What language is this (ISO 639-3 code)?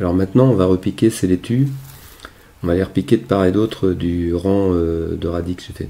fra